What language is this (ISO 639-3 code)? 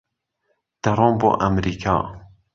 ckb